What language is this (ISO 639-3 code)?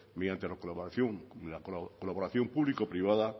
spa